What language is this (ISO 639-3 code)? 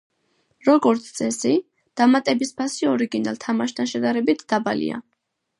kat